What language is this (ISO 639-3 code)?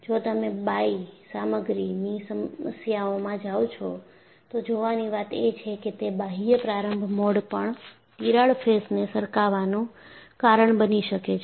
guj